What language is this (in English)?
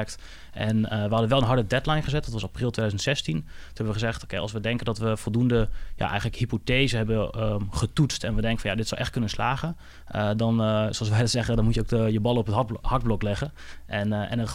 Dutch